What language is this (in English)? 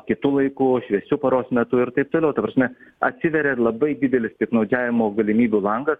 Lithuanian